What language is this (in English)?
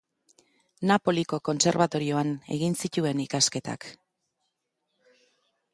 Basque